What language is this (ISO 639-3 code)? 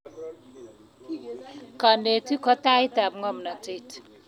kln